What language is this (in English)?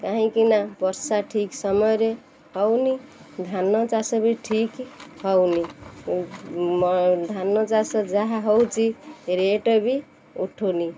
Odia